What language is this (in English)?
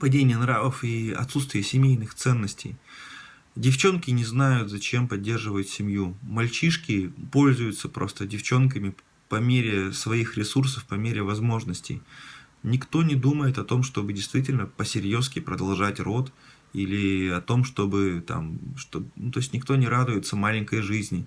Russian